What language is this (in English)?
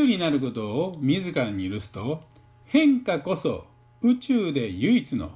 Japanese